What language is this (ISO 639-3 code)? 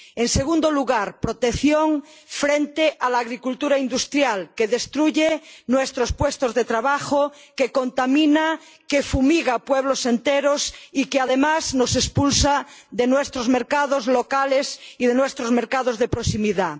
spa